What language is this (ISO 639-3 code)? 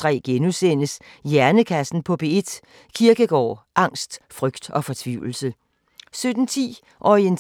dan